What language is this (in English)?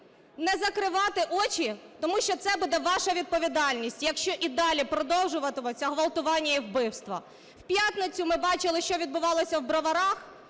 Ukrainian